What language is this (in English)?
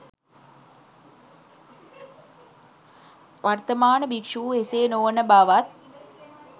Sinhala